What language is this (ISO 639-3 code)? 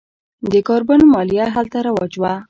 pus